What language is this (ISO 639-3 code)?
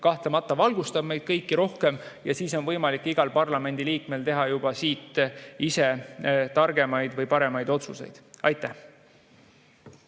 est